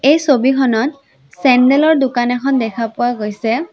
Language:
Assamese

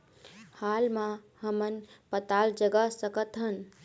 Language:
Chhattisgarhi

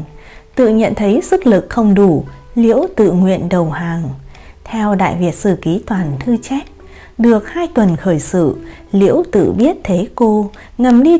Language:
Vietnamese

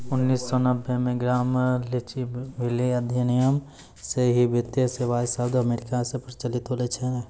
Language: Maithili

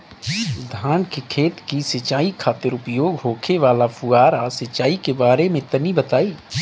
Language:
Bhojpuri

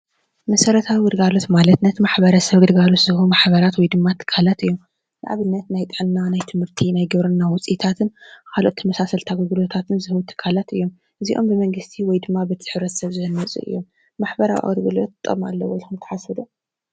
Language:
Tigrinya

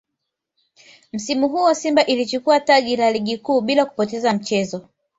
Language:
Swahili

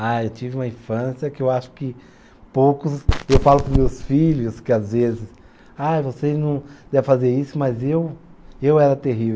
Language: Portuguese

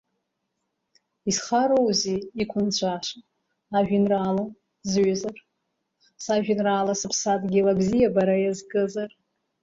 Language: Abkhazian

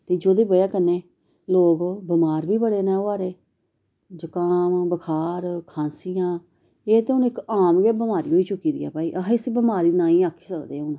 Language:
Dogri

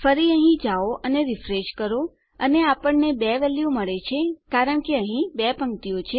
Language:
Gujarati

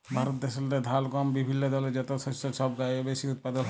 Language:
Bangla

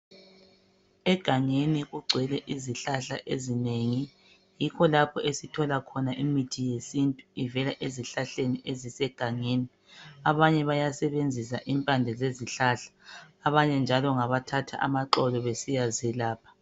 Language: North Ndebele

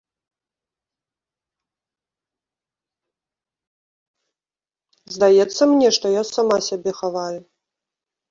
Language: Belarusian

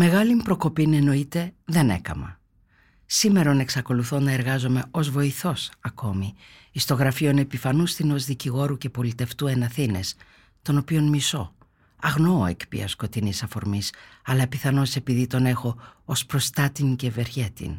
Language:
Greek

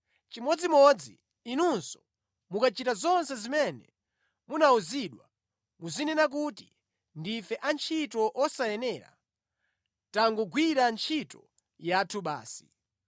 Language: Nyanja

